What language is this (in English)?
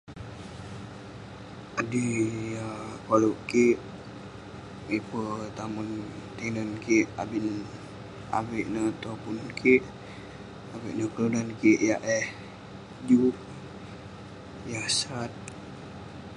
Western Penan